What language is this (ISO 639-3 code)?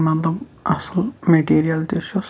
kas